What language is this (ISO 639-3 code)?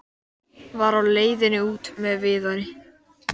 isl